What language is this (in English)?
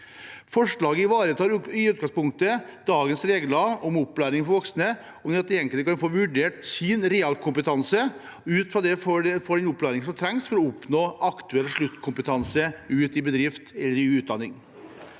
Norwegian